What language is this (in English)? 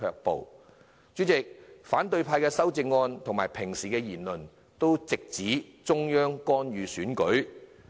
Cantonese